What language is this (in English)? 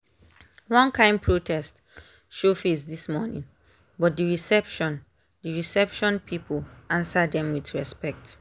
Nigerian Pidgin